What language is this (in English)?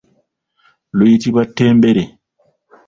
Ganda